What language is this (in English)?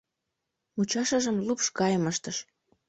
Mari